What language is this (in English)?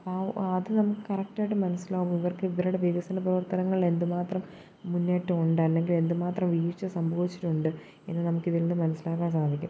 Malayalam